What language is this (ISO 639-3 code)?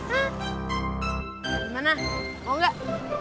ind